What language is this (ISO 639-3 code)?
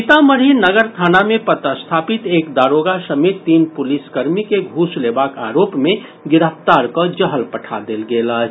mai